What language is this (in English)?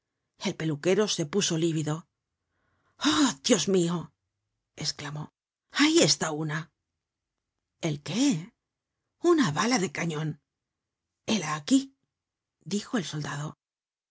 Spanish